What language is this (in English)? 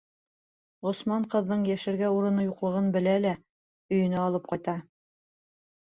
Bashkir